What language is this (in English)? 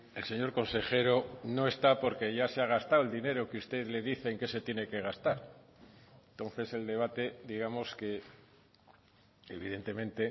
Spanish